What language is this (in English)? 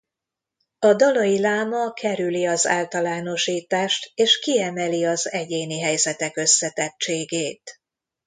Hungarian